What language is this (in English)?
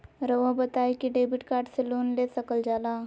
Magahi